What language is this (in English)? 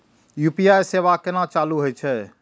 Maithili